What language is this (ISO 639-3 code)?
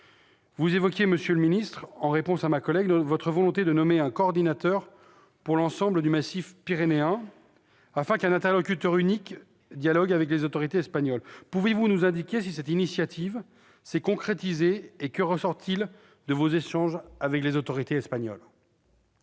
fra